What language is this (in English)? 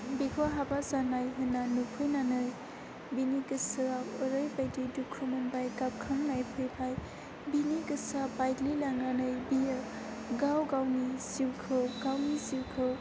Bodo